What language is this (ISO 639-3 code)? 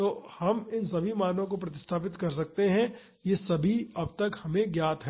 hin